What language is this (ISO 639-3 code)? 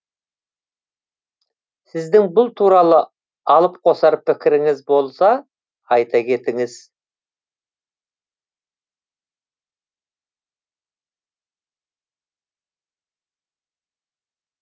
kaz